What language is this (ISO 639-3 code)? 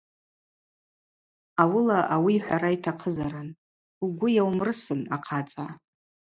abq